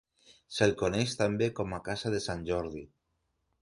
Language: Catalan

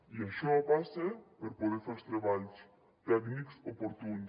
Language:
Catalan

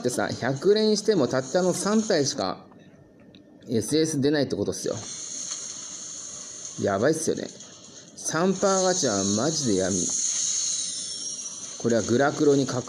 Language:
Japanese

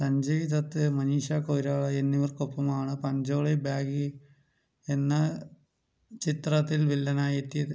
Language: Malayalam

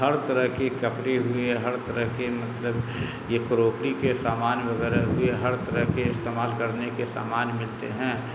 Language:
Urdu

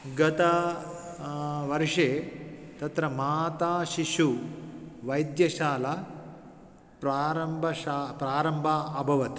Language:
Sanskrit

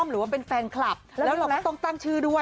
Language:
Thai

